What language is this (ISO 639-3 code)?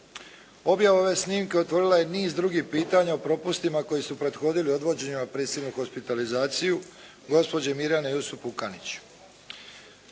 hrv